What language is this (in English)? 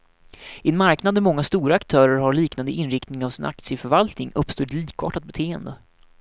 Swedish